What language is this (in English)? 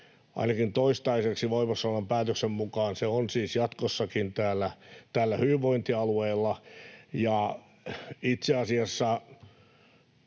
Finnish